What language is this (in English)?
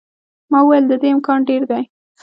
Pashto